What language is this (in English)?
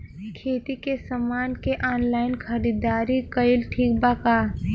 Bhojpuri